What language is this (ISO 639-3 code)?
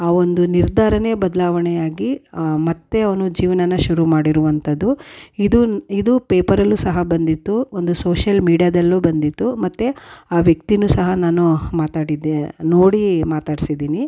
kan